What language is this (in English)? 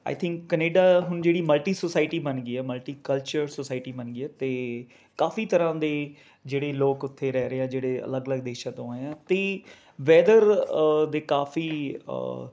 Punjabi